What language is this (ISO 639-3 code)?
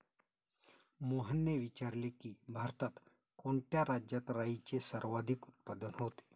mar